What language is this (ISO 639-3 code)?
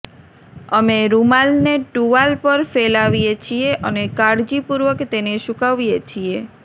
guj